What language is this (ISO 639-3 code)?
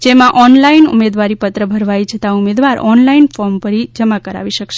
guj